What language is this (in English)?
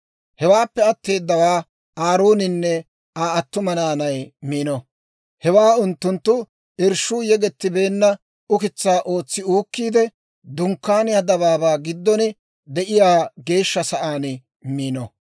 Dawro